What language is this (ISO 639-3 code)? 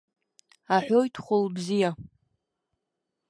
abk